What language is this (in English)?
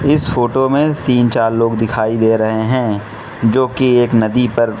Hindi